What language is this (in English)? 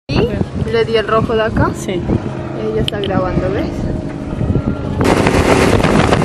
Spanish